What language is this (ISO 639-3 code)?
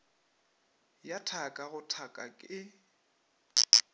nso